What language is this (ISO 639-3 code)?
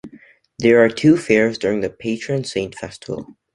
eng